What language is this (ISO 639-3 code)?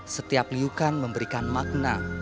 ind